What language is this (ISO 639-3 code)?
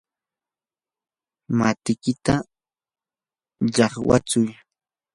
qur